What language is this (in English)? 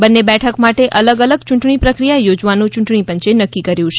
Gujarati